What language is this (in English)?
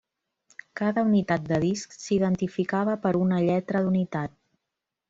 Catalan